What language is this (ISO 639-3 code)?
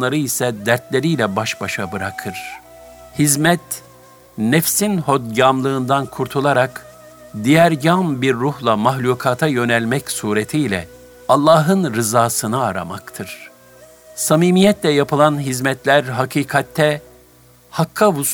tur